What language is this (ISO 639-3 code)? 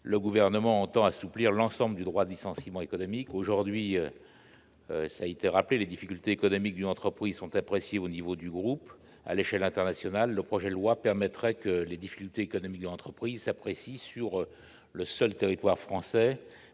fra